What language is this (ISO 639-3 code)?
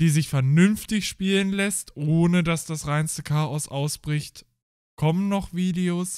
deu